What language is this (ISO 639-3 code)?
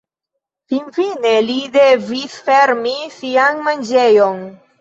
epo